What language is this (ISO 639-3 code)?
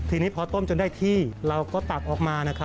tha